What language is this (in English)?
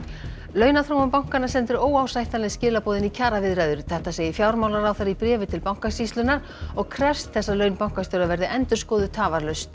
Icelandic